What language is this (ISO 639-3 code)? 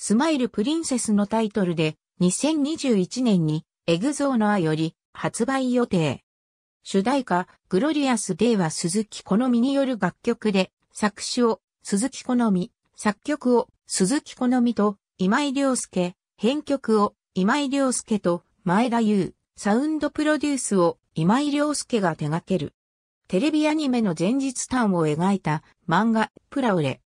jpn